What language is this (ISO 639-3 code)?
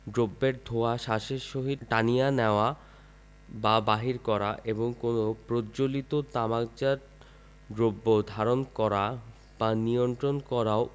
ben